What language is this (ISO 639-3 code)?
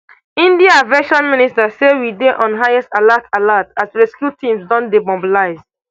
pcm